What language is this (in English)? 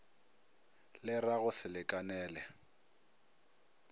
Northern Sotho